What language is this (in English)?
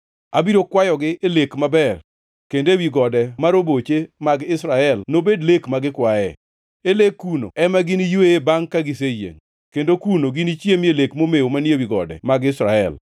Luo (Kenya and Tanzania)